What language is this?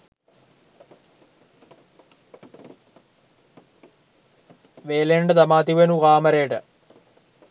Sinhala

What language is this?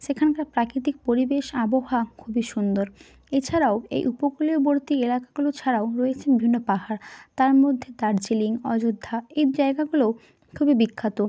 Bangla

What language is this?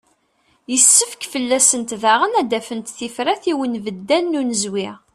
Kabyle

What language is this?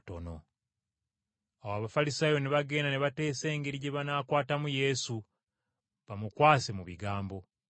Ganda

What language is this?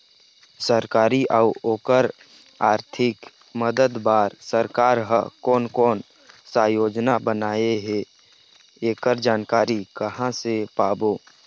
Chhattisgarhi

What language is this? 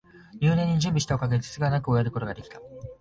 Japanese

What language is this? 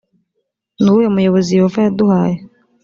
Kinyarwanda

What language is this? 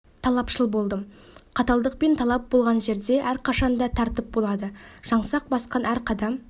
Kazakh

